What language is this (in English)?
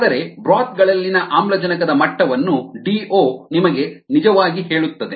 Kannada